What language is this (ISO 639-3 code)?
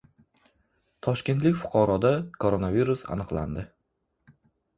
uzb